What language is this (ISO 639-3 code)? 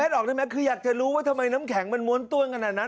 tha